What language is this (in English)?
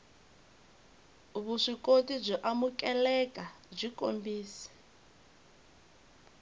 Tsonga